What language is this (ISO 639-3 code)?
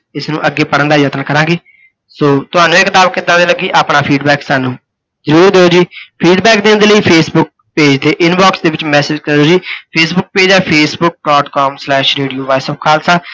pan